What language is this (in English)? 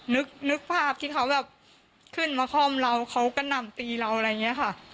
Thai